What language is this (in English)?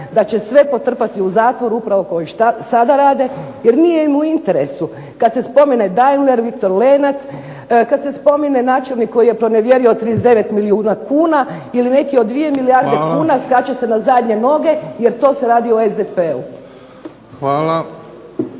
Croatian